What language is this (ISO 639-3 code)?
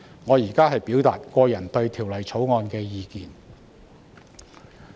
yue